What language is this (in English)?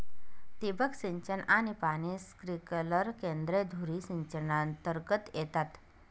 Marathi